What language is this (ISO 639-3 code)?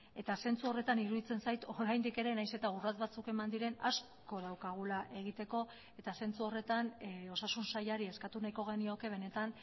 eus